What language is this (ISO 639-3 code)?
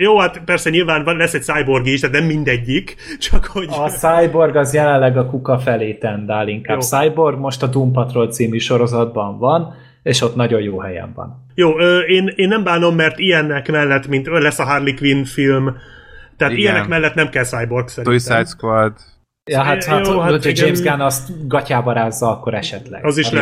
hun